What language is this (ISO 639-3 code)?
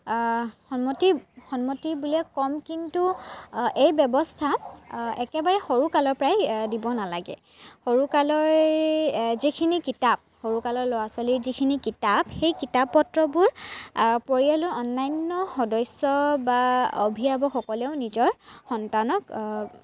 asm